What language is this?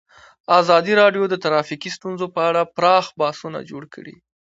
Pashto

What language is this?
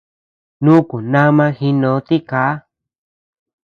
Tepeuxila Cuicatec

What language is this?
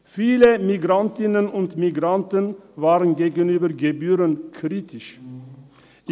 Swiss German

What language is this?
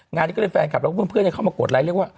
Thai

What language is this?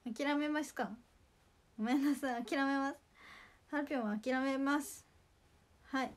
Japanese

